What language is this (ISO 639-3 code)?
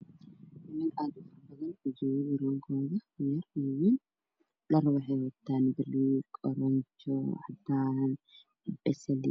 som